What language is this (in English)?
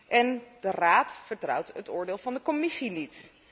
Dutch